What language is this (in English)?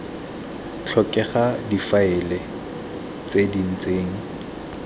Tswana